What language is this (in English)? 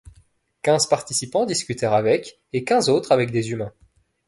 French